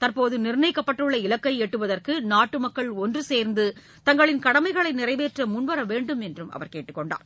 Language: Tamil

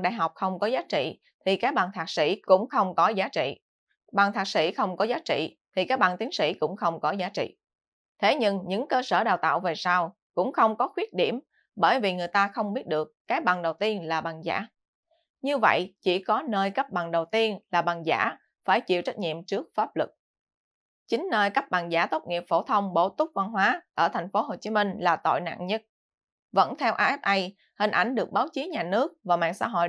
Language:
Vietnamese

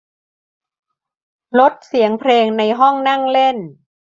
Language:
Thai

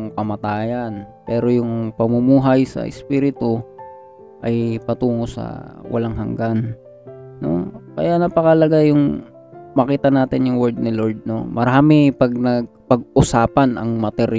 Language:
Filipino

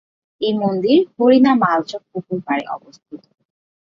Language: Bangla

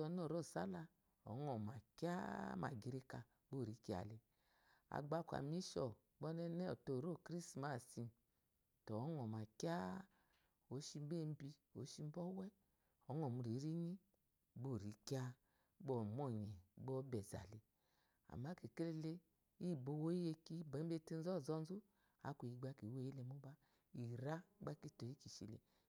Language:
Eloyi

